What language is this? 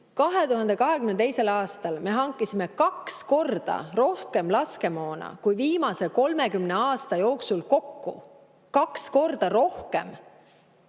Estonian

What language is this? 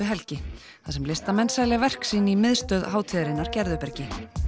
Icelandic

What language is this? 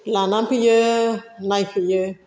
Bodo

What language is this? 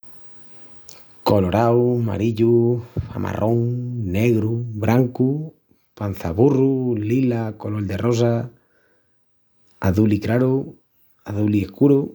Extremaduran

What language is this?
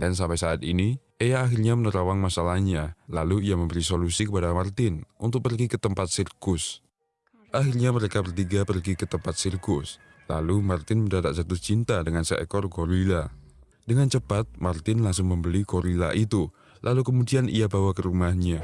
Indonesian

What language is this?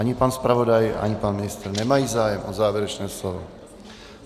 Czech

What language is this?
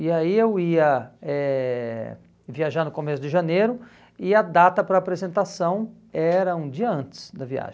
Portuguese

